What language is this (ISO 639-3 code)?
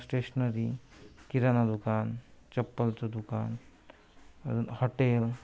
mar